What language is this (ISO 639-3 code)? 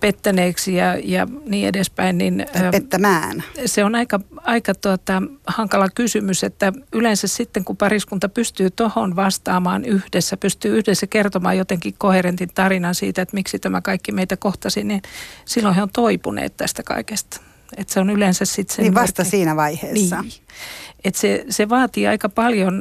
fin